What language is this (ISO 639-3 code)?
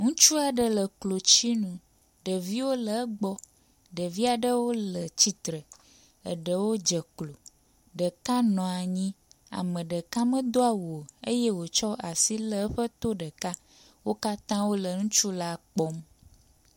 ewe